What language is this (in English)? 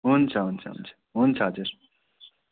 Nepali